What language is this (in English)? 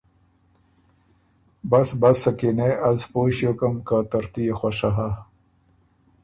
Ormuri